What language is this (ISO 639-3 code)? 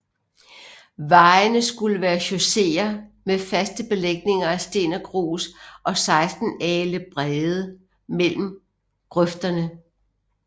dan